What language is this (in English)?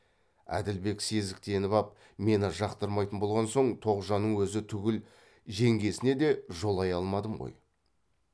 Kazakh